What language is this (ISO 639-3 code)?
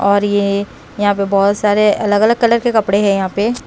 hin